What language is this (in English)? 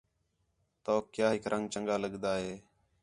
Khetrani